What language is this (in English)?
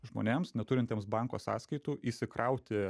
Lithuanian